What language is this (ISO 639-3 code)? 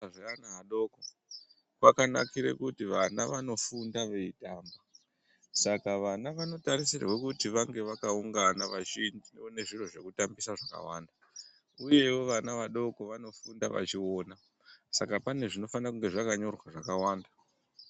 ndc